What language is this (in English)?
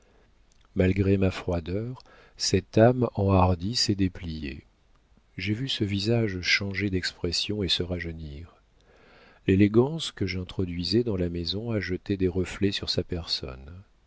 French